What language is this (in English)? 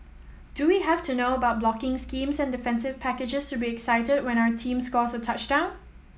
English